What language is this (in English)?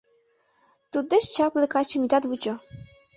Mari